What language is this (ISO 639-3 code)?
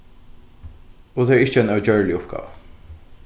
fao